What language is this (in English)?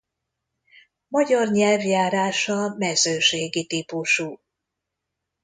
Hungarian